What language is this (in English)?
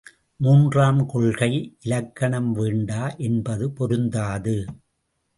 Tamil